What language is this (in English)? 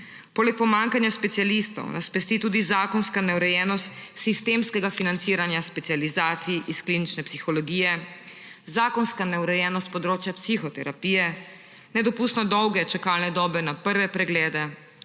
Slovenian